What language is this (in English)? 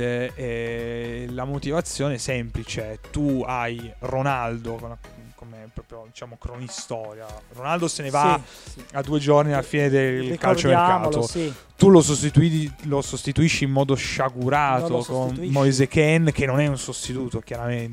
Italian